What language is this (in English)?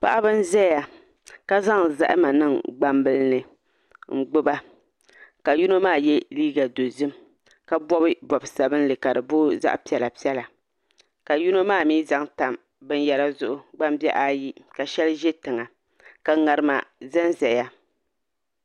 Dagbani